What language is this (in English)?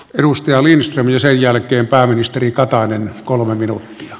Finnish